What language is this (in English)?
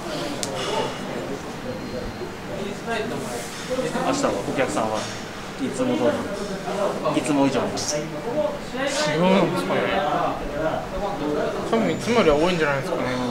Japanese